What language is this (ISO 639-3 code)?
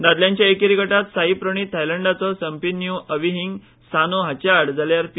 kok